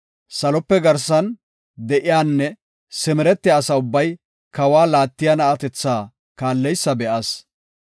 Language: Gofa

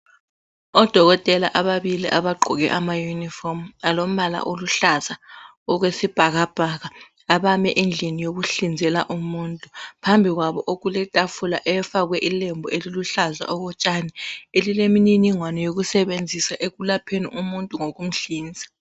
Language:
North Ndebele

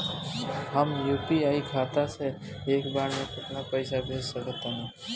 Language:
Bhojpuri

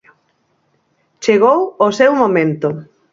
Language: Galician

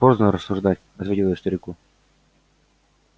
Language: Russian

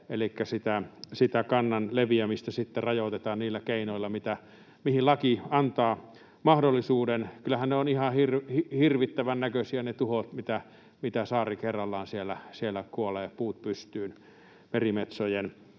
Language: Finnish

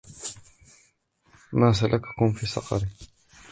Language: Arabic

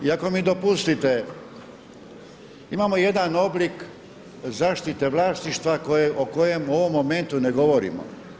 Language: Croatian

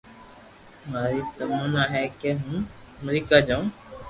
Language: Loarki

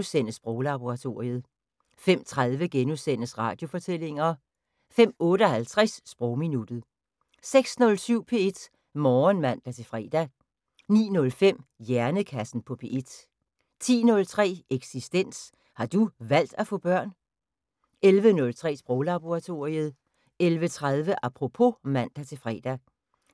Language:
Danish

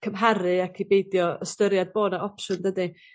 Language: Welsh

